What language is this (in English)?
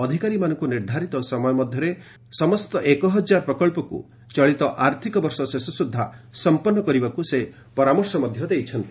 Odia